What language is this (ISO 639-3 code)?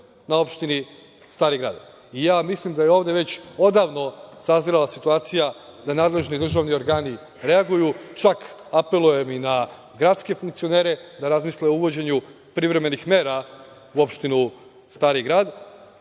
srp